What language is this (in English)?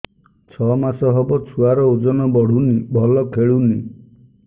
Odia